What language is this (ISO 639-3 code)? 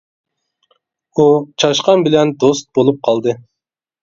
uig